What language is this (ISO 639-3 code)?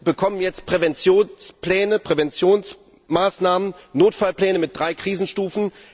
deu